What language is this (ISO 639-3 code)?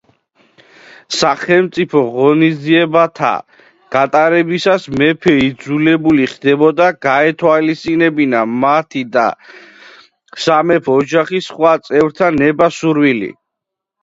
kat